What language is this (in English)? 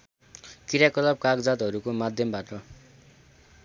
Nepali